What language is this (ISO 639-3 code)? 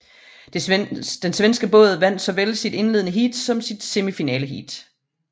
dan